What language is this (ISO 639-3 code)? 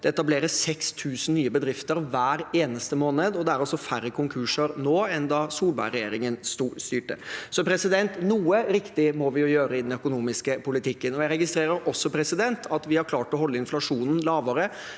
nor